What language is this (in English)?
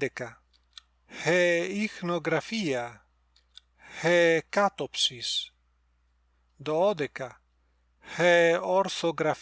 Greek